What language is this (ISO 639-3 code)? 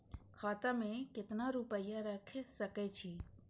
mai